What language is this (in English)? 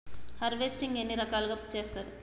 Telugu